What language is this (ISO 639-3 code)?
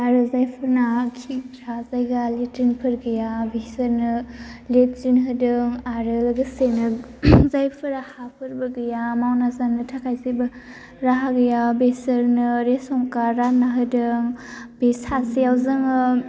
brx